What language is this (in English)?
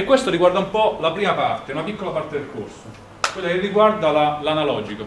Italian